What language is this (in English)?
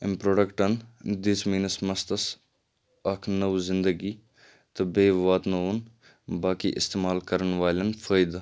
Kashmiri